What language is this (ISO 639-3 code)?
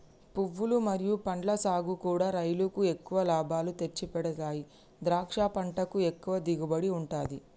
tel